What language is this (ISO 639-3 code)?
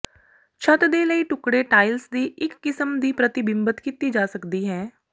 pan